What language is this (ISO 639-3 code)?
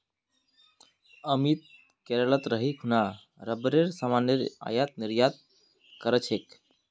mag